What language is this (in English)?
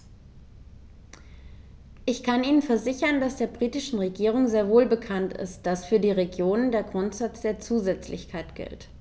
German